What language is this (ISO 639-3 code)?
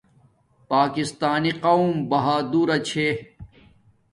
dmk